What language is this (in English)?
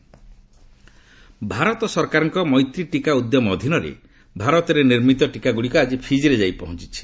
Odia